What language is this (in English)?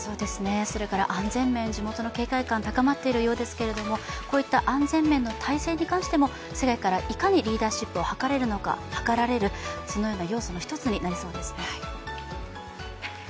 Japanese